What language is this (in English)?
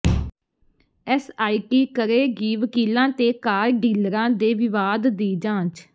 Punjabi